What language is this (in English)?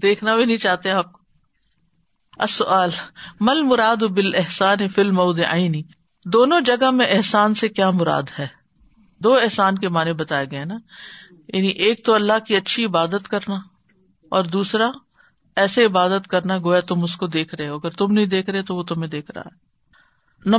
Urdu